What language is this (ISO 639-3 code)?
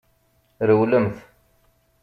kab